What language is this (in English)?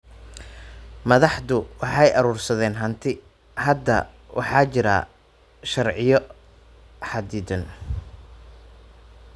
Somali